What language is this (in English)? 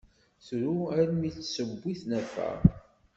Kabyle